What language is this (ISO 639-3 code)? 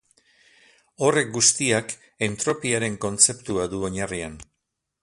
eus